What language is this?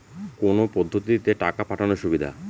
Bangla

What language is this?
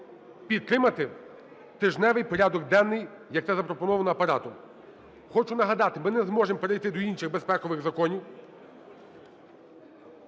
Ukrainian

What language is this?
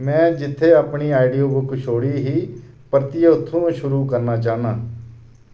Dogri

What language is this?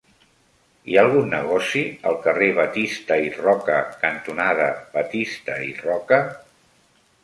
Catalan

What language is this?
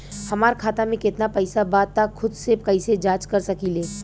Bhojpuri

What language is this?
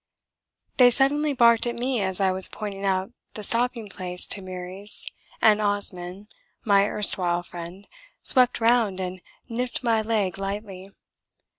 English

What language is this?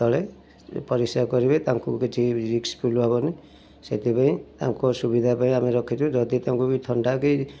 Odia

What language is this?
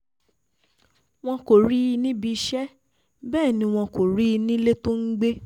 Yoruba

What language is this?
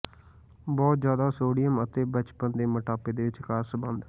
Punjabi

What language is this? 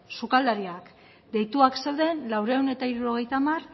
Basque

